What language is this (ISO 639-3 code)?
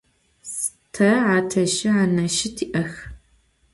ady